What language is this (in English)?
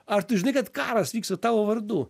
Lithuanian